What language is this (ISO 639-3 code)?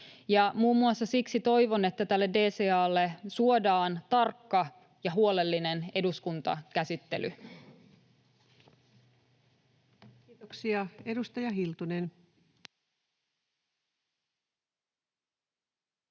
fin